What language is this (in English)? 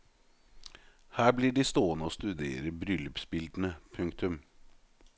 Norwegian